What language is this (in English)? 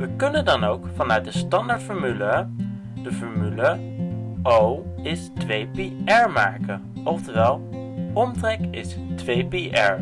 Dutch